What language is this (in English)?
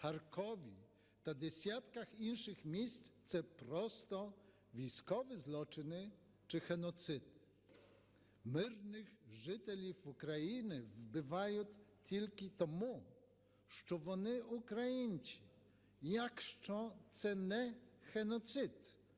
Ukrainian